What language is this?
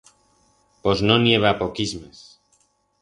Aragonese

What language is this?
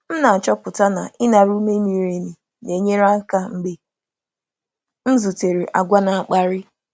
Igbo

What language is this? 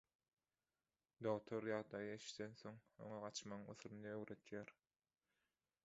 Turkmen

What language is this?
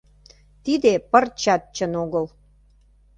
Mari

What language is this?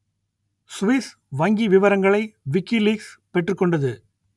Tamil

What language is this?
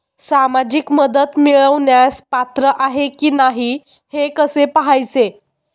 Marathi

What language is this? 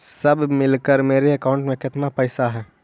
Magahi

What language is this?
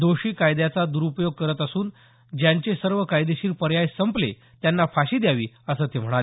Marathi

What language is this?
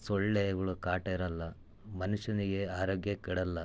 Kannada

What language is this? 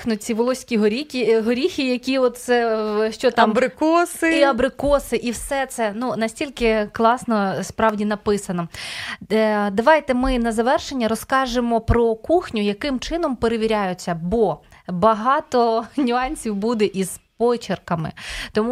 Ukrainian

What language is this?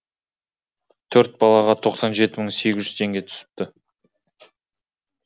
Kazakh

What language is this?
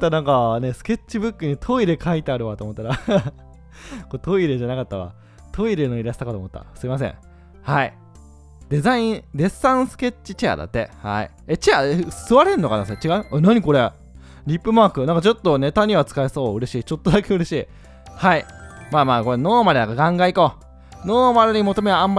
Japanese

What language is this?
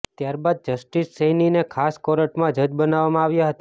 Gujarati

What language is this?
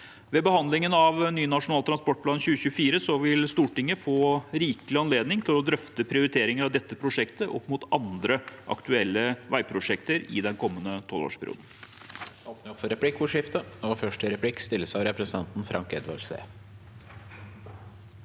Norwegian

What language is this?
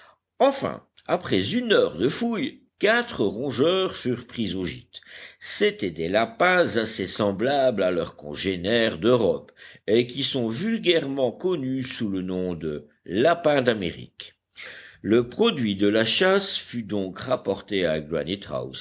French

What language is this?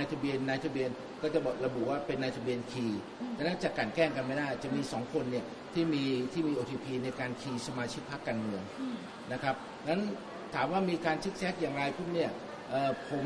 Thai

